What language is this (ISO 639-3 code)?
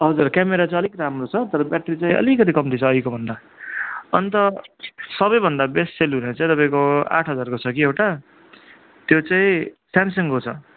nep